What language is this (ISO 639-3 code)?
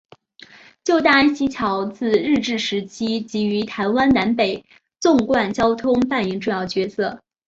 zho